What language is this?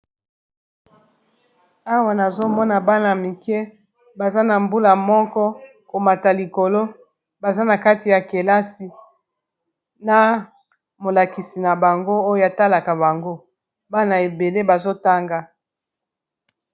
Lingala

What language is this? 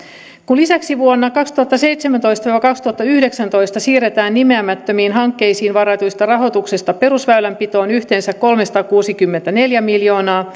Finnish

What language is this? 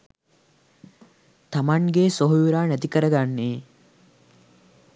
Sinhala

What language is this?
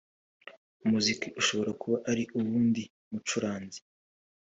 Kinyarwanda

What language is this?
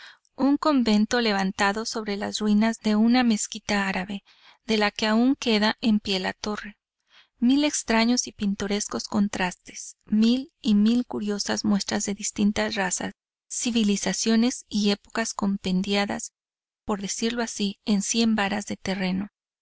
Spanish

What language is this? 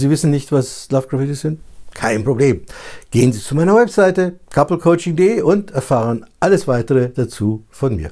German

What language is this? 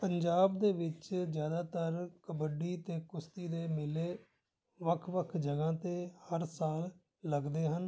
Punjabi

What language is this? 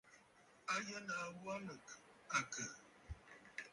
Bafut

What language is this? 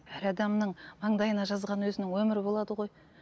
Kazakh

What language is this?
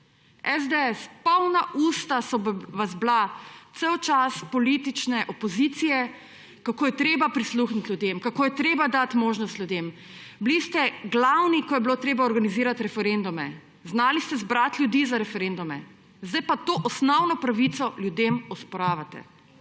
Slovenian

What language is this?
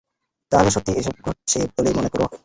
Bangla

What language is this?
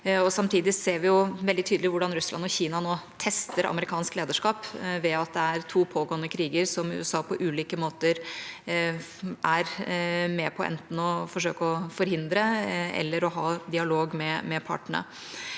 Norwegian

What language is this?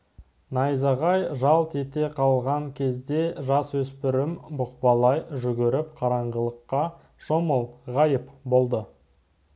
Kazakh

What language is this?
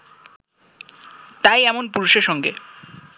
Bangla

